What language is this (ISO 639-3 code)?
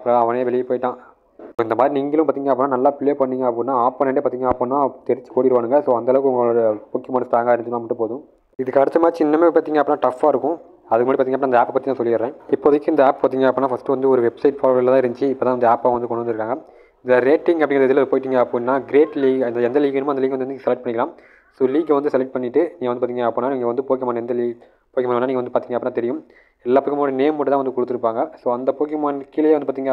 tam